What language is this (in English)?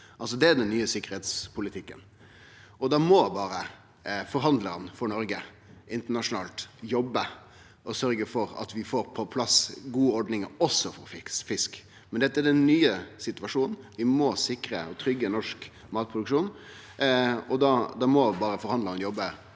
Norwegian